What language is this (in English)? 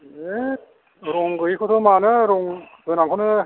Bodo